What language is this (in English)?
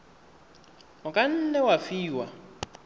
Tswana